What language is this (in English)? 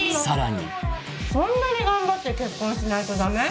Japanese